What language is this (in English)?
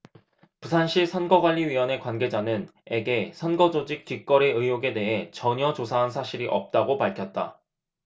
Korean